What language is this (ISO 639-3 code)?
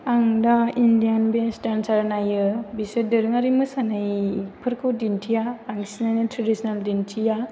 brx